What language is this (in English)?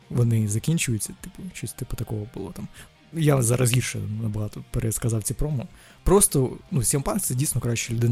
Ukrainian